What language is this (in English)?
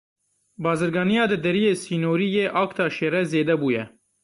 Kurdish